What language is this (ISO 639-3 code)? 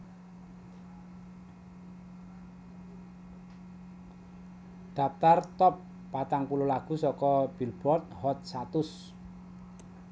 jav